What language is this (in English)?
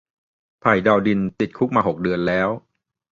Thai